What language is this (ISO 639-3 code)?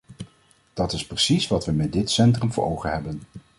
nld